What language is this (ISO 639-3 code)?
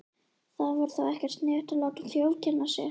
isl